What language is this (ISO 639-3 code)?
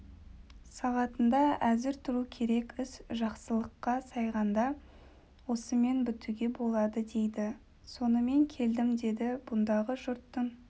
kaz